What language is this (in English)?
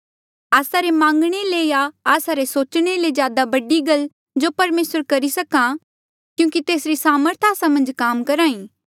Mandeali